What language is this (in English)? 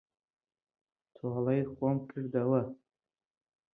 Central Kurdish